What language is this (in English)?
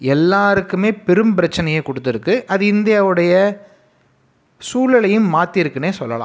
Tamil